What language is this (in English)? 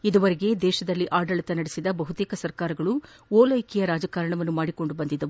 Kannada